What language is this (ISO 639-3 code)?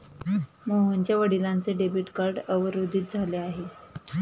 mar